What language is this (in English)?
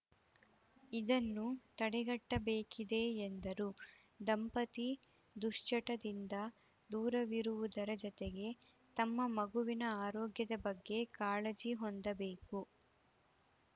Kannada